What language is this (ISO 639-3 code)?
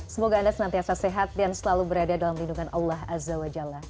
ind